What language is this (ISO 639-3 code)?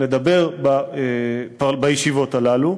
heb